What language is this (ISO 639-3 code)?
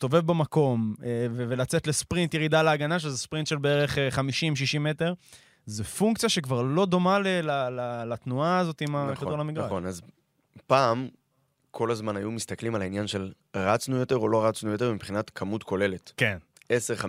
heb